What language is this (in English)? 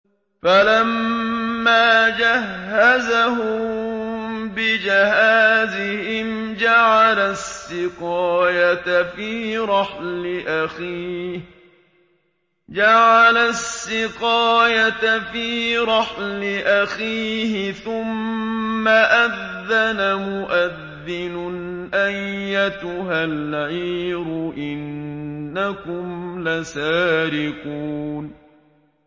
Arabic